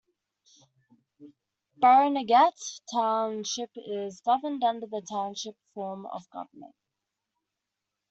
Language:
English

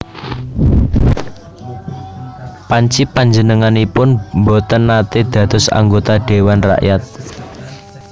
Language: Javanese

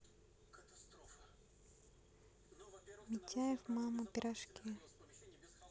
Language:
Russian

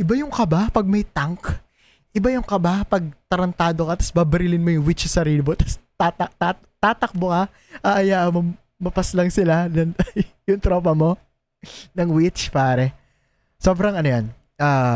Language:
Filipino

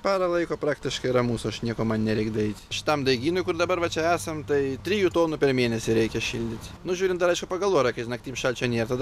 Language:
Lithuanian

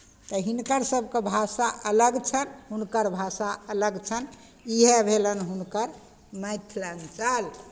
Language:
Maithili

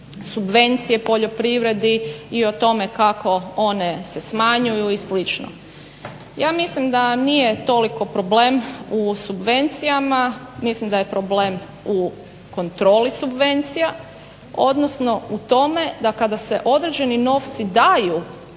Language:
Croatian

